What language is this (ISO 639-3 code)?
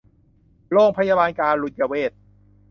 tha